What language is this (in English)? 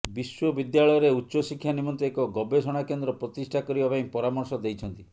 Odia